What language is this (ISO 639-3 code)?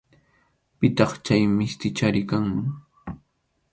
qxu